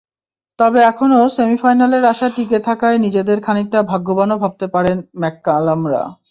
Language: Bangla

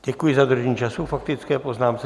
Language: Czech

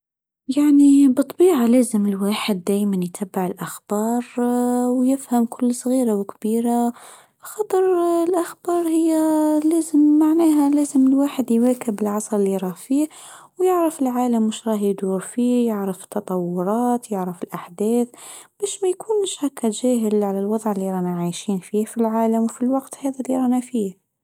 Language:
Tunisian Arabic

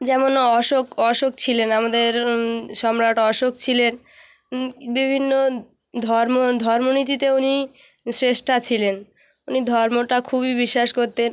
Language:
Bangla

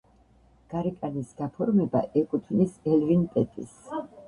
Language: Georgian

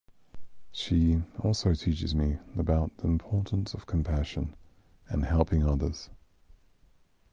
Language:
English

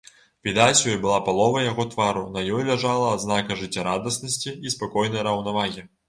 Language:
Belarusian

